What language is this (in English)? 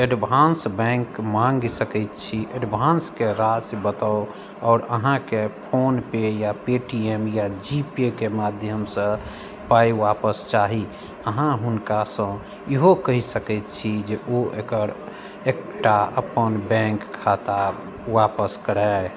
Maithili